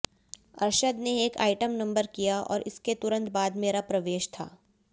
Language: Hindi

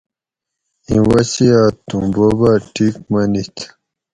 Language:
Gawri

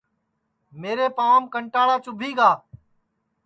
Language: Sansi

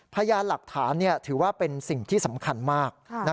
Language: Thai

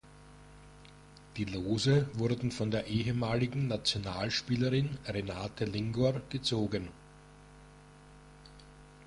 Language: German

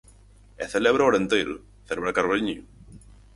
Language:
Galician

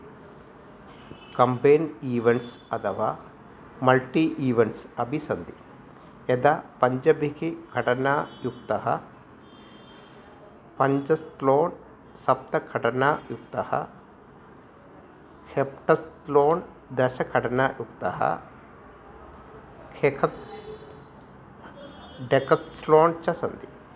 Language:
Sanskrit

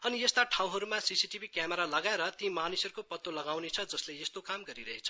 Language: Nepali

